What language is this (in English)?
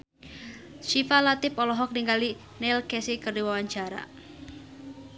Sundanese